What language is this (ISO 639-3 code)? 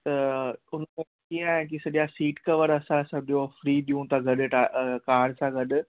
snd